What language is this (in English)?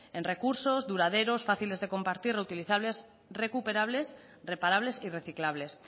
Spanish